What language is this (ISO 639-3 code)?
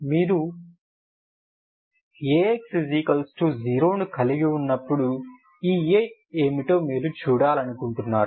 tel